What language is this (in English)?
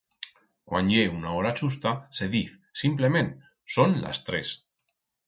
Aragonese